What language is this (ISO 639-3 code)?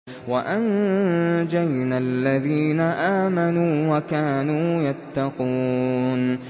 ara